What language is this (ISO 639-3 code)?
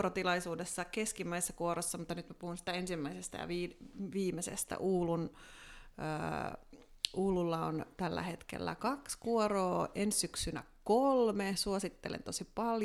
fin